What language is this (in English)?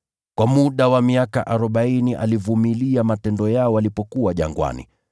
Swahili